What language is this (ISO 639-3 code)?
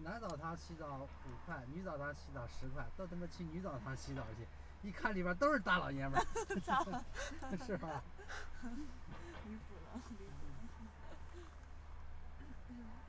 zho